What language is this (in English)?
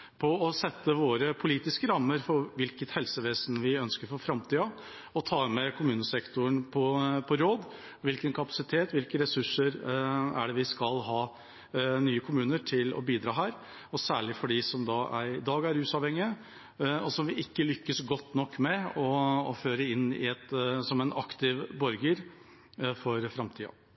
Norwegian Bokmål